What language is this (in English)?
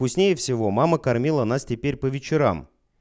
Russian